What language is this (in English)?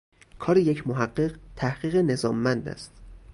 Persian